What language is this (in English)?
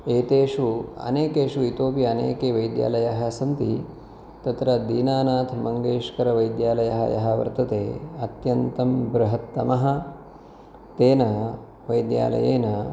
Sanskrit